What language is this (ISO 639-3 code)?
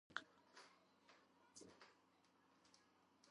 kat